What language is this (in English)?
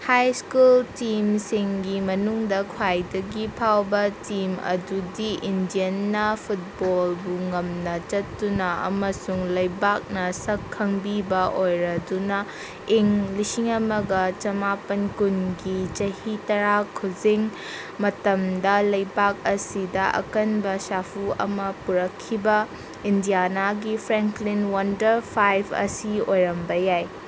Manipuri